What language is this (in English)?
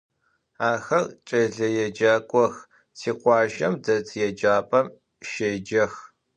Adyghe